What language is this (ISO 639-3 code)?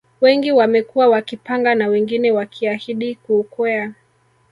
swa